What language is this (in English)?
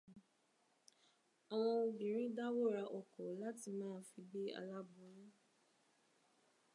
Yoruba